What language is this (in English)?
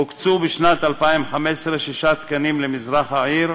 Hebrew